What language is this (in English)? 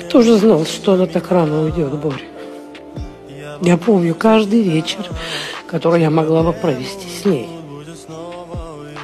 Russian